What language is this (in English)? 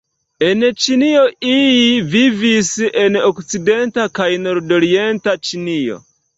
Esperanto